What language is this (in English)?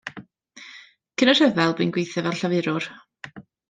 Welsh